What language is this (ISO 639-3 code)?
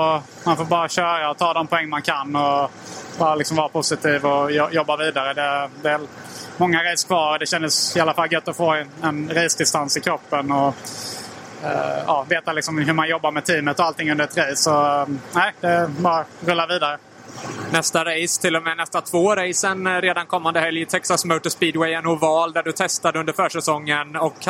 swe